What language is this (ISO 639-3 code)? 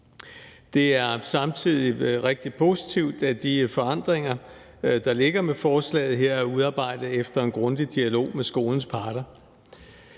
dan